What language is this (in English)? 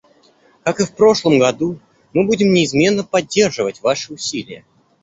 Russian